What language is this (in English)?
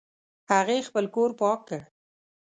Pashto